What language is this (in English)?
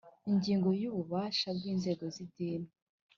Kinyarwanda